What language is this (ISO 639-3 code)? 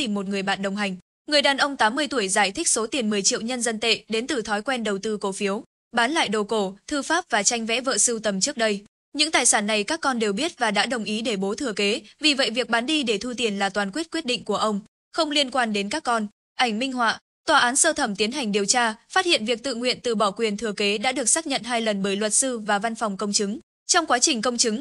vie